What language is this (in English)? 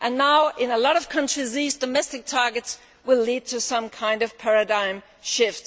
English